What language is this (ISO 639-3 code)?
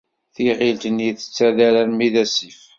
kab